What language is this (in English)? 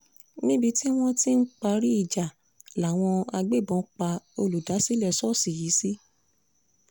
Yoruba